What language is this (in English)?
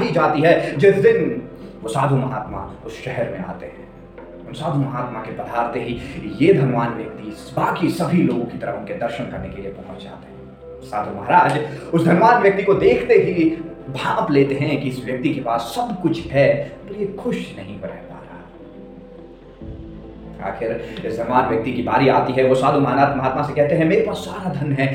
Hindi